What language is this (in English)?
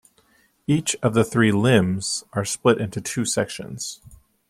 English